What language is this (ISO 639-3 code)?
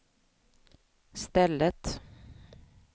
swe